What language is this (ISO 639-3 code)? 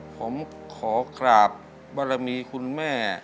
tha